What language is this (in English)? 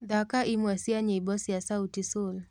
Kikuyu